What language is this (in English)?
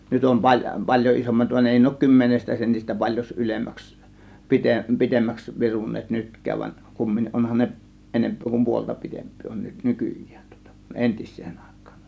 Finnish